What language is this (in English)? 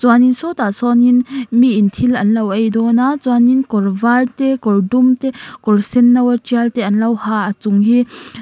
Mizo